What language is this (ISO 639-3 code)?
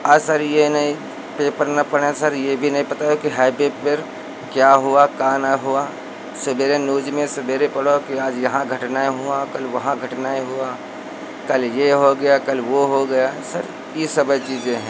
hin